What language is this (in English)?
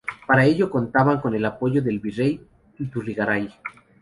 Spanish